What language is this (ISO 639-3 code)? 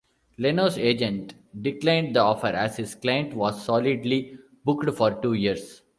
eng